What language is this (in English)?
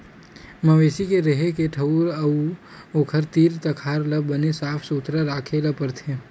Chhattisgarhi